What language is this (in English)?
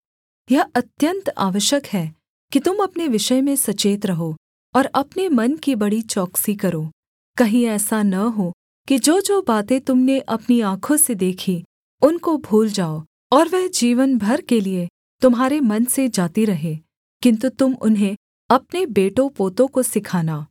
Hindi